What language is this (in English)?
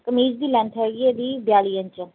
Punjabi